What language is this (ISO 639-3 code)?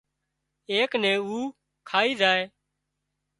kxp